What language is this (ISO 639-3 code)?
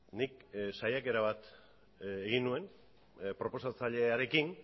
eus